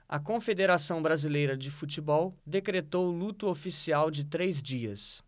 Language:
Portuguese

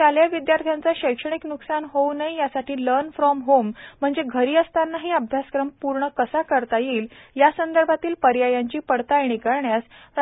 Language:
Marathi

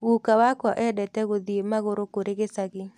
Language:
Kikuyu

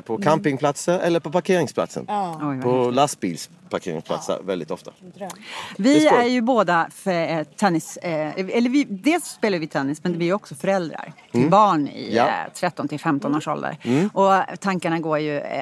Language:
Swedish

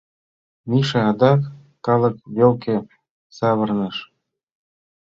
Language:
Mari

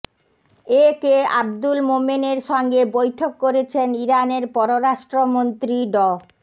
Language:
Bangla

